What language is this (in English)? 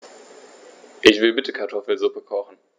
German